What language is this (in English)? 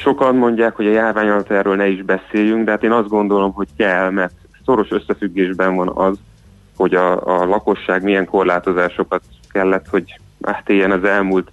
Hungarian